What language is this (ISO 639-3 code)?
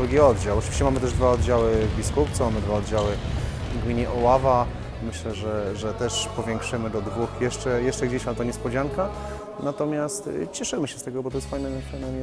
pol